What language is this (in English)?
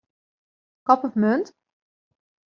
Western Frisian